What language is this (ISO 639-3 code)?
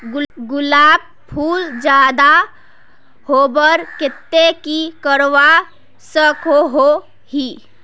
mag